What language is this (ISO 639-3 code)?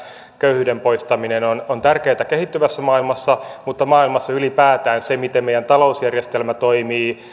fin